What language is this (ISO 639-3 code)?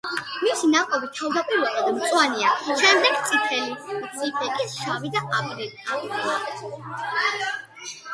kat